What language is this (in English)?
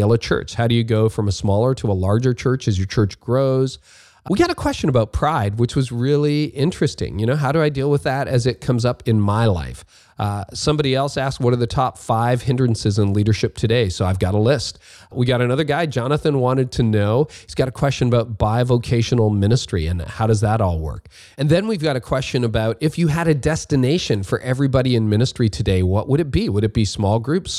English